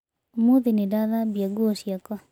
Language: Kikuyu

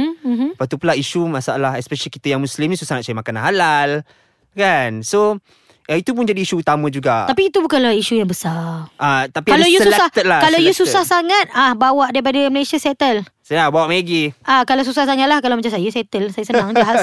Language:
Malay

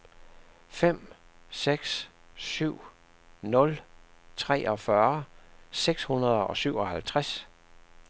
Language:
Danish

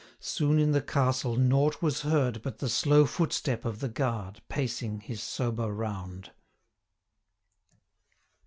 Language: English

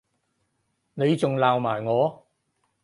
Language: Cantonese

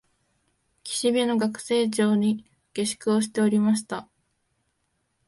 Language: Japanese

